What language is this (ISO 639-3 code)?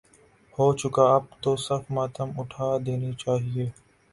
urd